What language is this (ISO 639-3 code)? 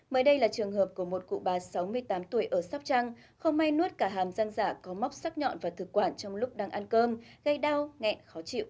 vie